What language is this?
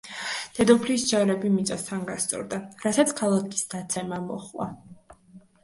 Georgian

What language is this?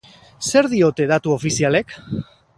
Basque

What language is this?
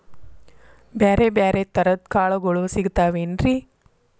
Kannada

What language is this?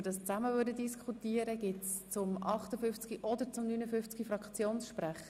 Swiss German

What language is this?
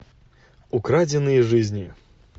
Russian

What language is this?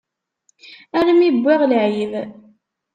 Kabyle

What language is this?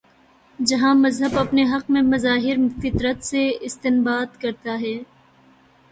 Urdu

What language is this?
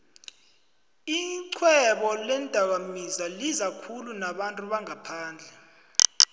South Ndebele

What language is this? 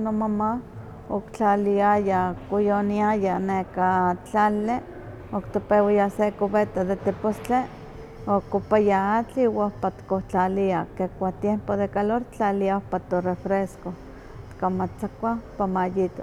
Huaxcaleca Nahuatl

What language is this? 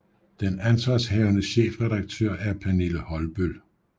Danish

